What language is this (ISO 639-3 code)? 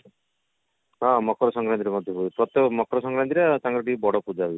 ori